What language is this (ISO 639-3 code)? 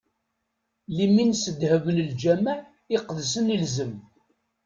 kab